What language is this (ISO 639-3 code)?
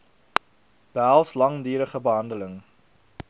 afr